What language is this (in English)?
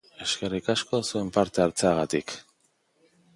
Basque